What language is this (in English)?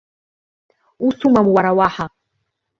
Abkhazian